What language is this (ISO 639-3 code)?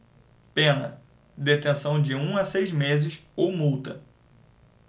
por